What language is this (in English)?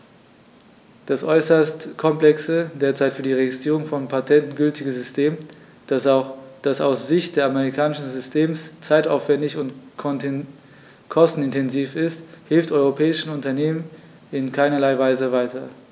German